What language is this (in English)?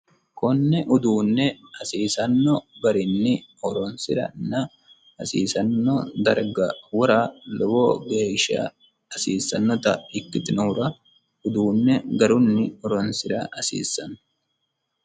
Sidamo